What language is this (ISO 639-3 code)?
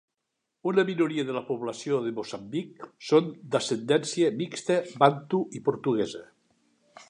cat